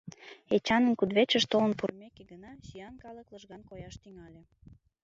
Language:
Mari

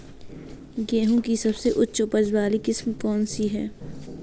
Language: Hindi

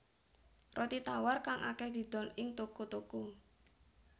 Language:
Javanese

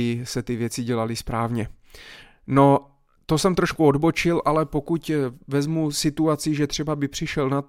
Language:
Czech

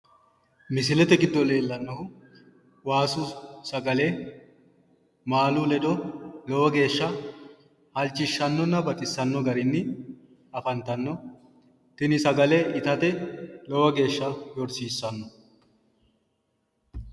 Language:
Sidamo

